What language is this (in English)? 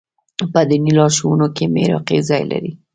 Pashto